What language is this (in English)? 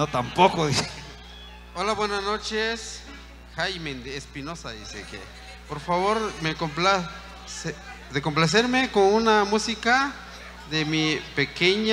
Spanish